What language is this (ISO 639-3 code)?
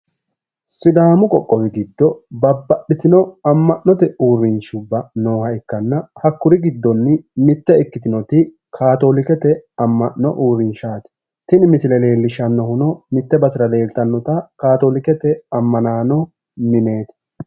sid